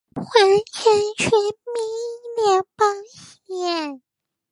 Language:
Chinese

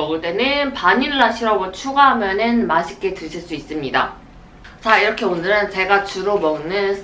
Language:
Korean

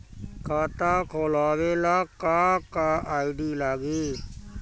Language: Bhojpuri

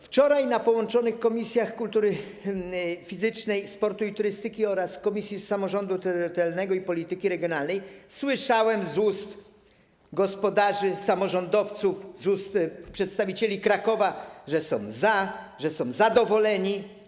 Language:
Polish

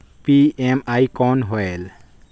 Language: Chhattisgarhi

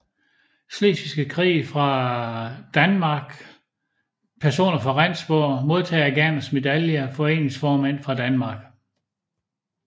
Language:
Danish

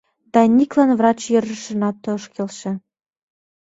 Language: Mari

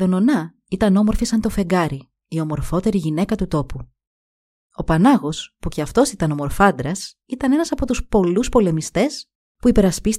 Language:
Greek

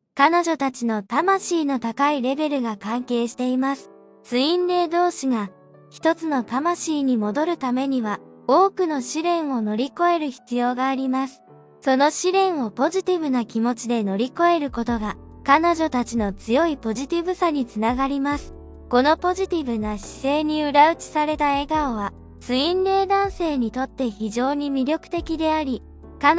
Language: Japanese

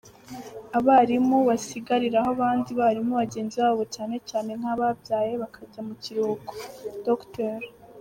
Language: Kinyarwanda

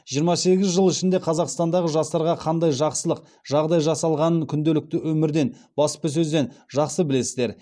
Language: Kazakh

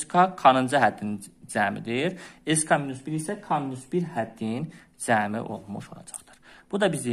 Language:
Turkish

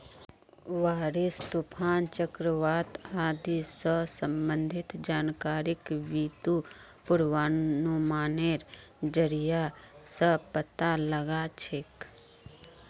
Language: Magahi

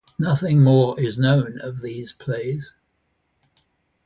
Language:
English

